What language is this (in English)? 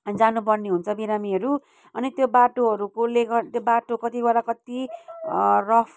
Nepali